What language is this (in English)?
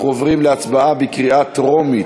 Hebrew